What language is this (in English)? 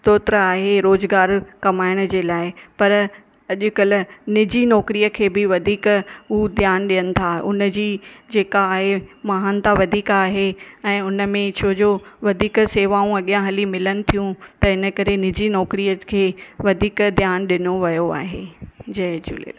Sindhi